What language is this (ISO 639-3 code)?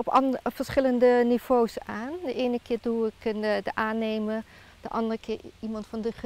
nld